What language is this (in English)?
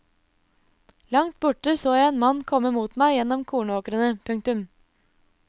Norwegian